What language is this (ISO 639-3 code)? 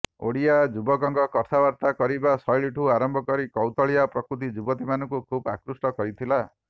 ori